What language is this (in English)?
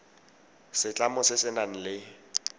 Tswana